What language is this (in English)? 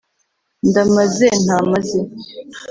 Kinyarwanda